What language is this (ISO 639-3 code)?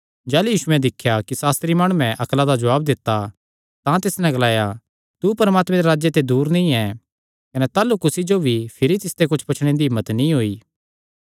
xnr